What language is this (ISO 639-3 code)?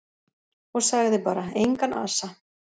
isl